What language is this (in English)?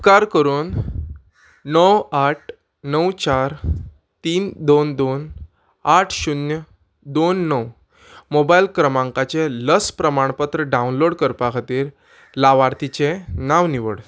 Konkani